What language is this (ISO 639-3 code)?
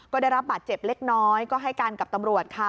tha